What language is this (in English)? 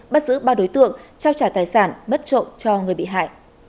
Vietnamese